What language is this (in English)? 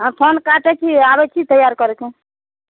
Maithili